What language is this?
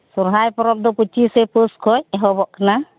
Santali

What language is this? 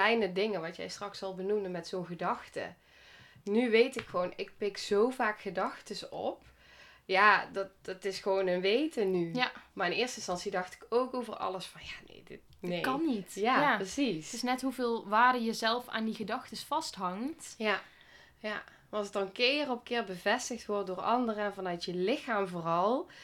Dutch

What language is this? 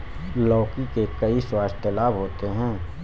Hindi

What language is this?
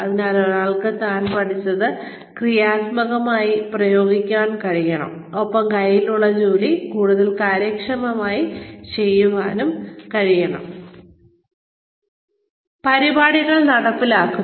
Malayalam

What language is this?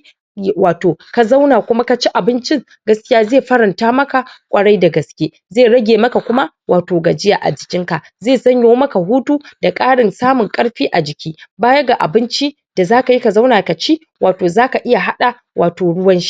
Hausa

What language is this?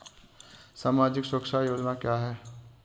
Hindi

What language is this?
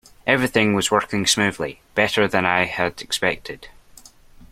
English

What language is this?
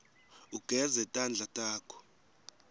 Swati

